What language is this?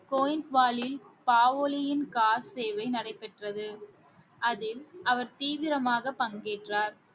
Tamil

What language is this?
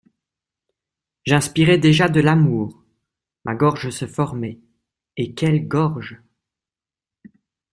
French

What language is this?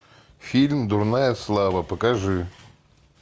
Russian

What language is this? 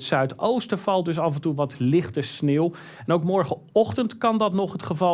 Dutch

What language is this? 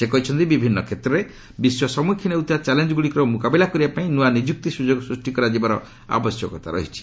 Odia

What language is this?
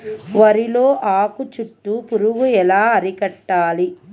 Telugu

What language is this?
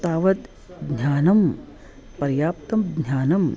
Sanskrit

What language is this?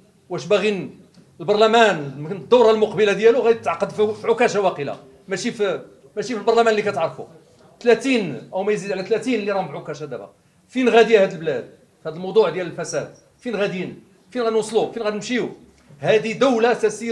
Arabic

